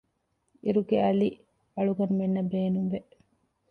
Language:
Divehi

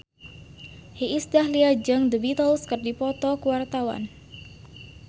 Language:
Sundanese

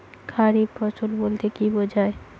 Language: Bangla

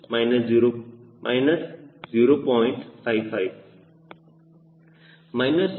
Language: Kannada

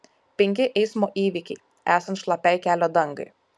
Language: Lithuanian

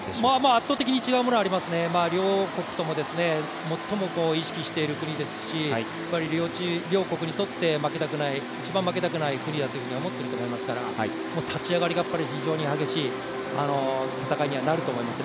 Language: Japanese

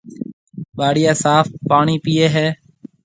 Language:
Marwari (Pakistan)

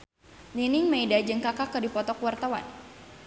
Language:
Sundanese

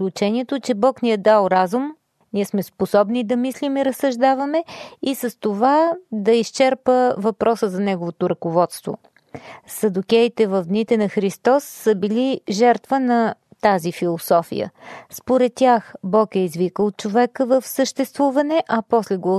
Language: Bulgarian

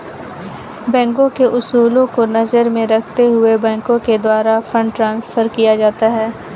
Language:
Hindi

